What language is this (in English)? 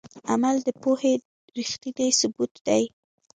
Pashto